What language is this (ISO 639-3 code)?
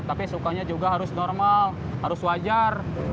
ind